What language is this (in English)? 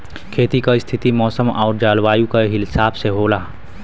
Bhojpuri